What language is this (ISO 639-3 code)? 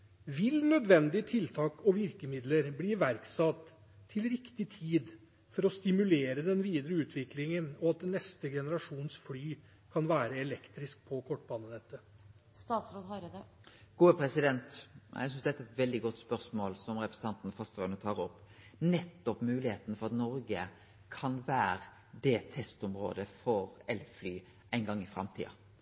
nor